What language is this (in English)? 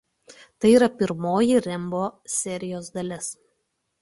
Lithuanian